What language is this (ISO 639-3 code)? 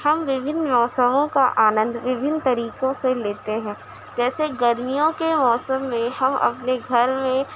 urd